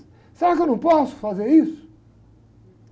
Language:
Portuguese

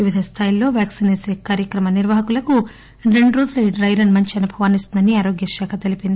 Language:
Telugu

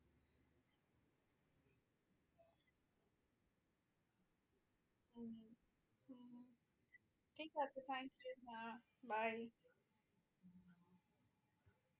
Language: Bangla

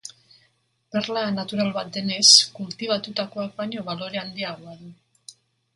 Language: Basque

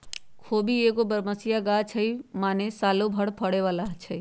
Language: Magahi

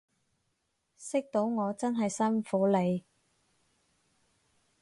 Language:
Cantonese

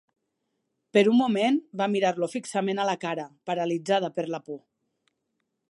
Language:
Catalan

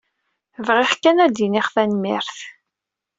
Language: Kabyle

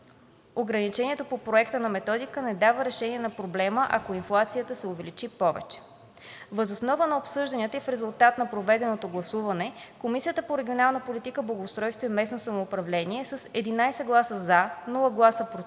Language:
Bulgarian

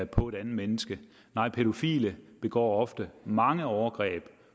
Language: Danish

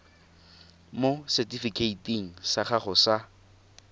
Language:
Tswana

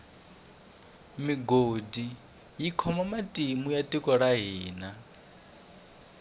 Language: Tsonga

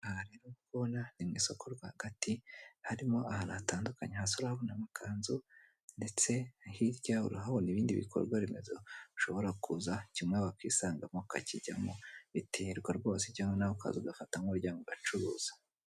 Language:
Kinyarwanda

